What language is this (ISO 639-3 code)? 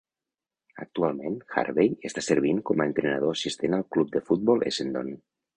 cat